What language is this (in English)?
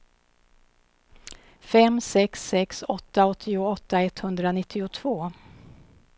Swedish